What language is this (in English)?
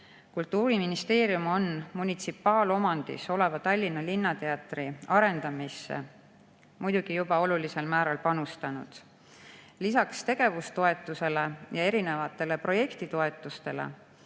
Estonian